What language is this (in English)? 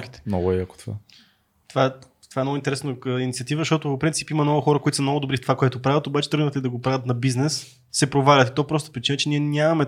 Bulgarian